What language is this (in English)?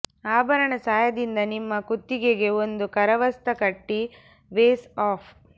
Kannada